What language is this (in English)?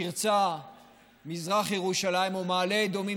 Hebrew